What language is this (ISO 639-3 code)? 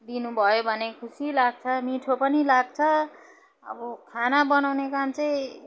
nep